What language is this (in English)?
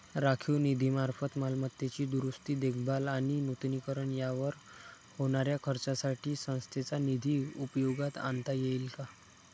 Marathi